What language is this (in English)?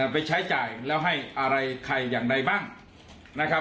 Thai